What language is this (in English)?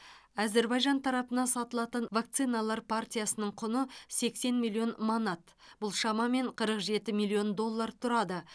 Kazakh